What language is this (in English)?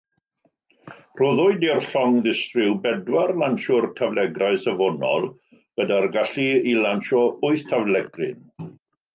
Welsh